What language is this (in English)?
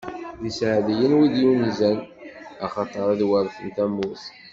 Kabyle